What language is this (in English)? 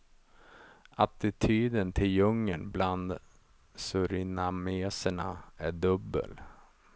Swedish